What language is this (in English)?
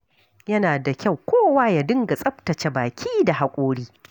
Hausa